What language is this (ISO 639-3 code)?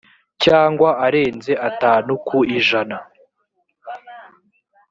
kin